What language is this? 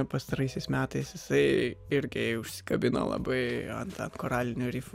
Lithuanian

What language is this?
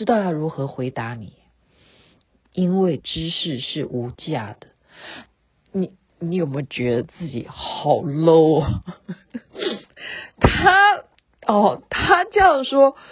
Chinese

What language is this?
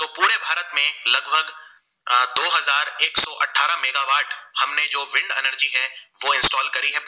Gujarati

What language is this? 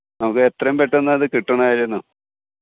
Malayalam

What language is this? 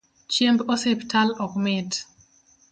Luo (Kenya and Tanzania)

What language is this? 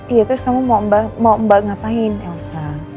Indonesian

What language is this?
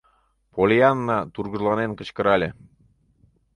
Mari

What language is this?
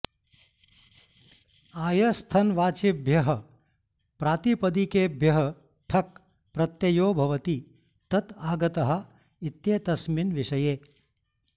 Sanskrit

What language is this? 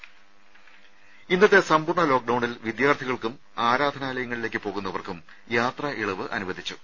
Malayalam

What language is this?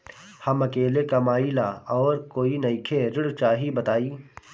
Bhojpuri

